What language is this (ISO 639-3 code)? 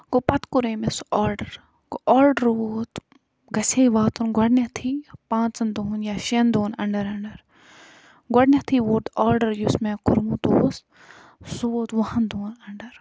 kas